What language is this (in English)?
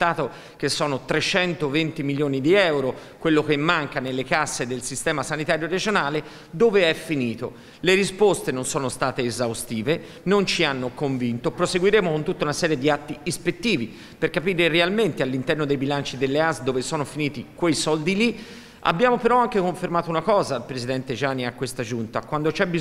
Italian